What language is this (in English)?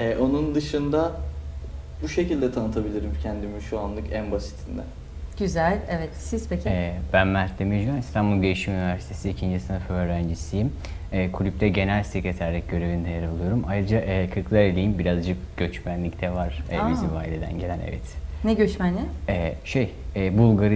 Turkish